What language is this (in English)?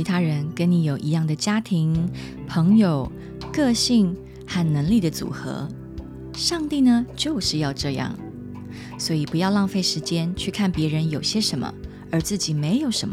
Chinese